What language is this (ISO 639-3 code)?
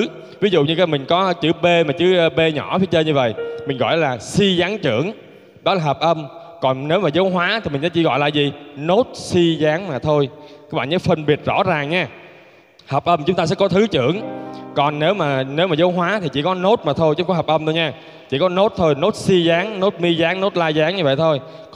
vie